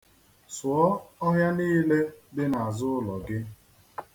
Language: Igbo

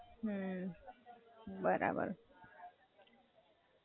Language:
Gujarati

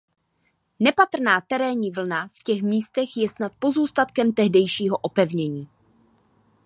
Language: Czech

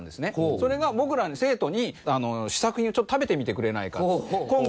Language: Japanese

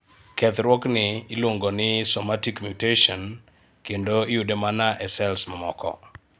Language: Luo (Kenya and Tanzania)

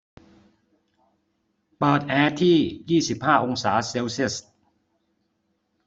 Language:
Thai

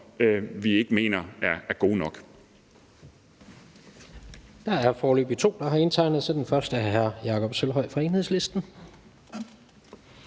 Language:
Danish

